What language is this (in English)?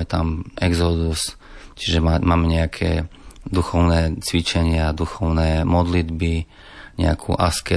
Slovak